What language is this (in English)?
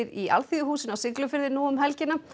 Icelandic